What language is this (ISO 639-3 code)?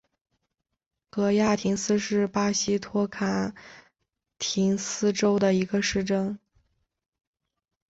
zho